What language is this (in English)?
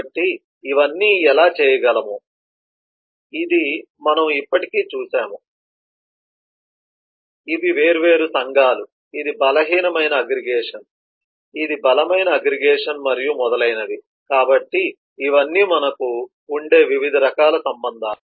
Telugu